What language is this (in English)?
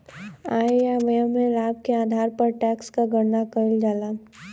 Bhojpuri